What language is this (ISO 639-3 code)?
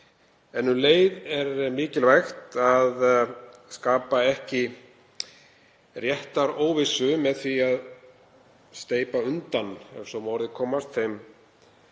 isl